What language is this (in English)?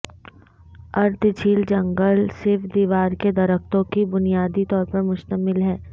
Urdu